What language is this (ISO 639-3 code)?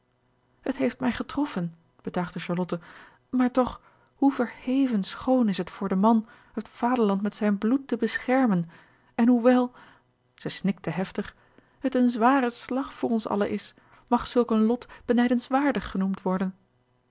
nld